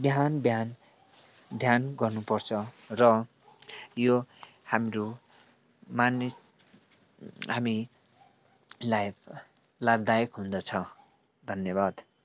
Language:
Nepali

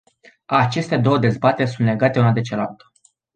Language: Romanian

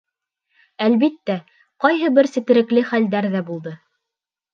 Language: Bashkir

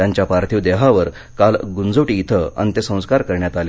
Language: Marathi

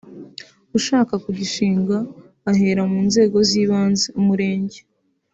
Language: Kinyarwanda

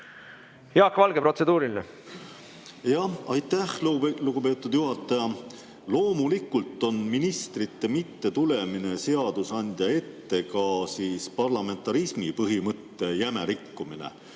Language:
Estonian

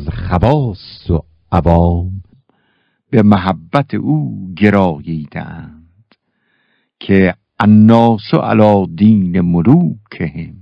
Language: Persian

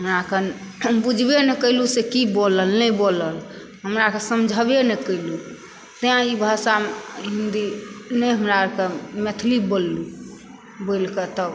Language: Maithili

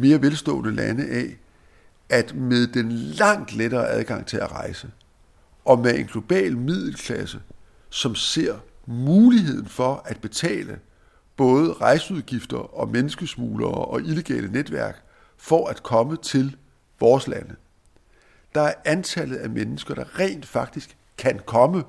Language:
Danish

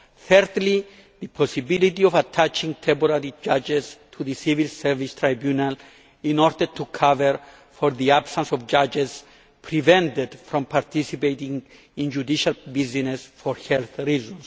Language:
English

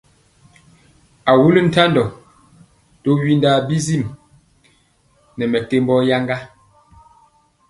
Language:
Mpiemo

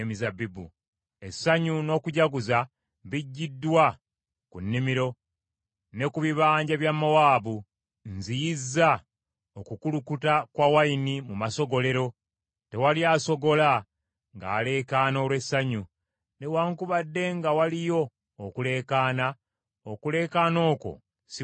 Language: Ganda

